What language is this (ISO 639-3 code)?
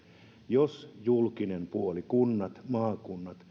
fin